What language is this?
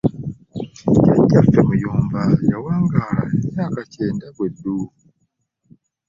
Ganda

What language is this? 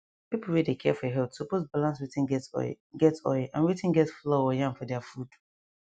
Nigerian Pidgin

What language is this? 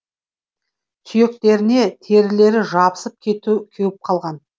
Kazakh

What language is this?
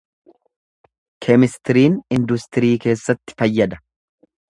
Oromo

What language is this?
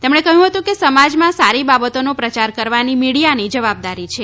Gujarati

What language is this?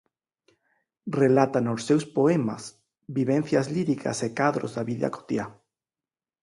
Galician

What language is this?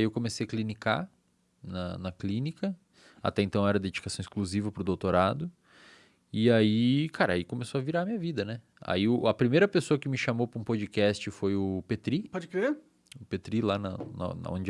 Portuguese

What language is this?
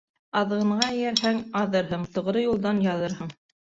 Bashkir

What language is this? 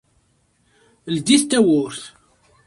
Kabyle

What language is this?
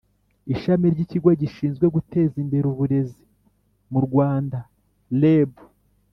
Kinyarwanda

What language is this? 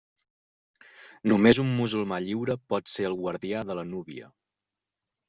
Catalan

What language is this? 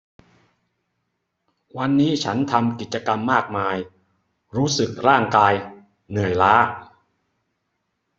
Thai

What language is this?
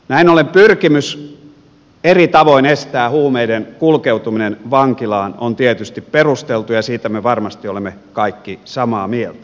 Finnish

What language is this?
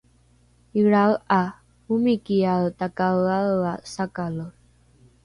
Rukai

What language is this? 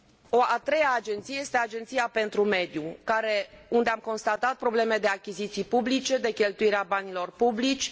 Romanian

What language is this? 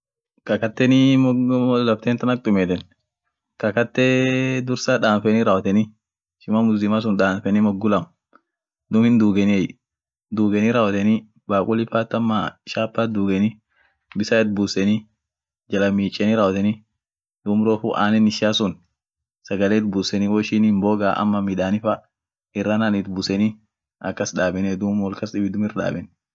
Orma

